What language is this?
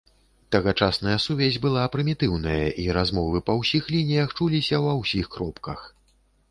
Belarusian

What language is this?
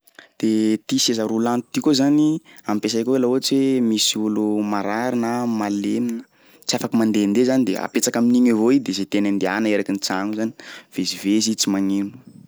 Sakalava Malagasy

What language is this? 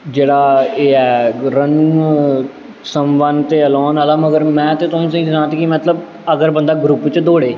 Dogri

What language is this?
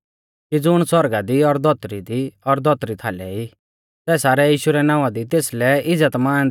Mahasu Pahari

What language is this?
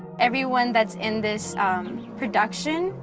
English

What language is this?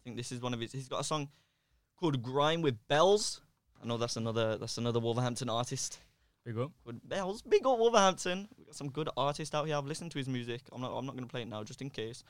English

